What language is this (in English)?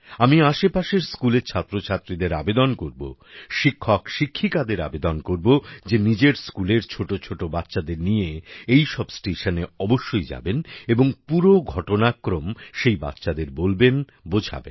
Bangla